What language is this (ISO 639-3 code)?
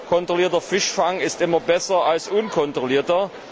deu